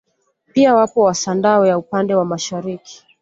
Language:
Swahili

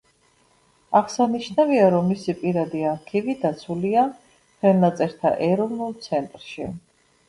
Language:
Georgian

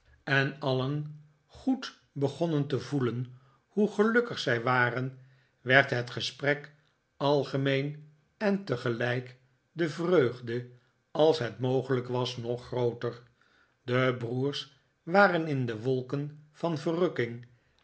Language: Dutch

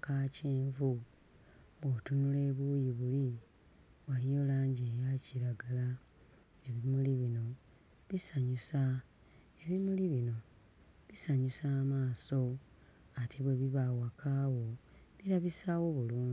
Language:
Ganda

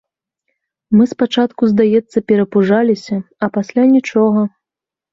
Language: Belarusian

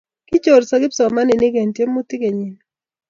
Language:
Kalenjin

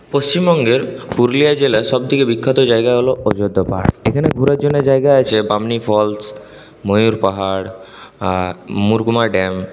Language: Bangla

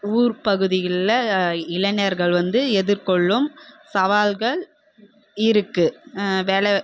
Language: Tamil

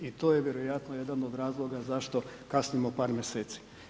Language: Croatian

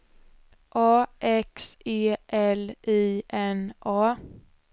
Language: Swedish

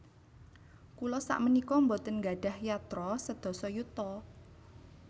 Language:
Javanese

